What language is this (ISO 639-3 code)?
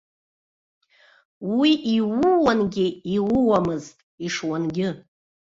abk